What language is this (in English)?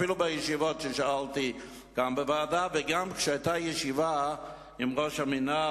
Hebrew